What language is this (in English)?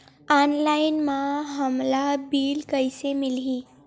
Chhattisgarhi